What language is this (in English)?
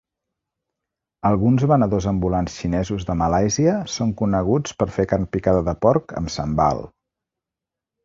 Catalan